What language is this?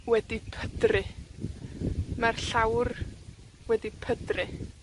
Welsh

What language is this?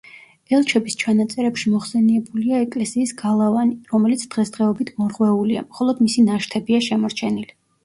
Georgian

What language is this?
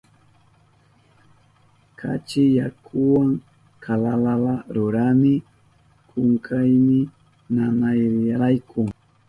Southern Pastaza Quechua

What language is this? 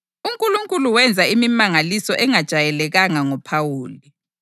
North Ndebele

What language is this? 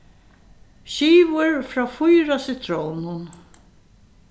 Faroese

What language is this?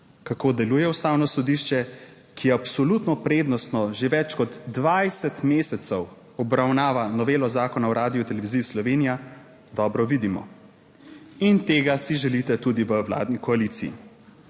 Slovenian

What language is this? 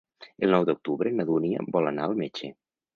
Catalan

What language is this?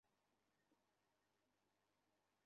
Bangla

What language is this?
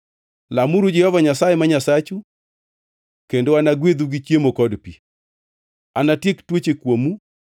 Luo (Kenya and Tanzania)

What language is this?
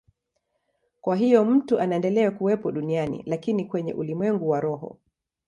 Swahili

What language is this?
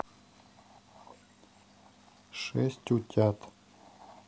Russian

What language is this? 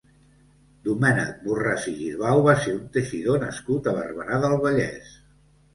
Catalan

